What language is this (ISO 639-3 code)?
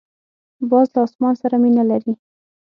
pus